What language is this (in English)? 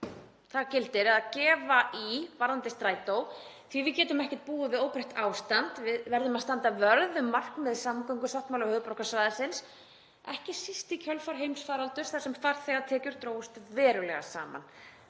Icelandic